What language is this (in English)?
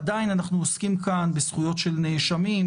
Hebrew